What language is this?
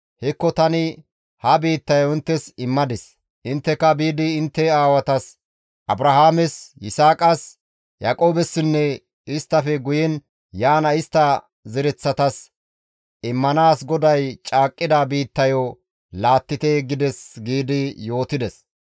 Gamo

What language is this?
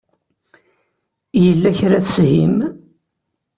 Kabyle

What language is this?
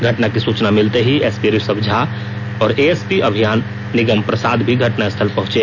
Hindi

